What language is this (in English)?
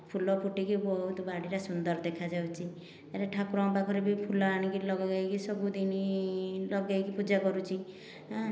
Odia